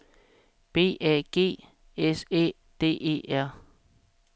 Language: Danish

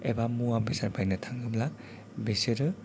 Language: Bodo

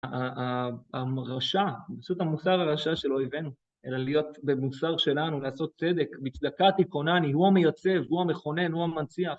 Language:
Hebrew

